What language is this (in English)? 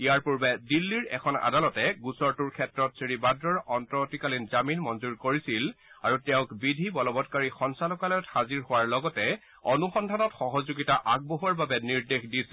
Assamese